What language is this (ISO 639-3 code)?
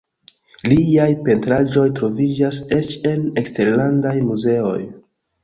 epo